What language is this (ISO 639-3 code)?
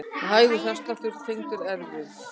isl